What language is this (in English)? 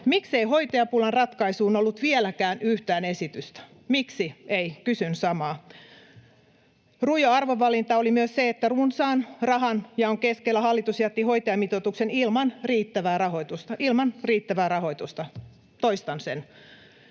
Finnish